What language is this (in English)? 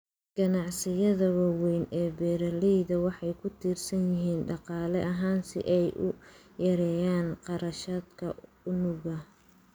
Somali